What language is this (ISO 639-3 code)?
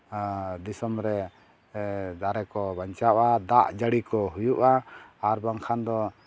sat